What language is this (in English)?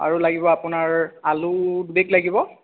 Assamese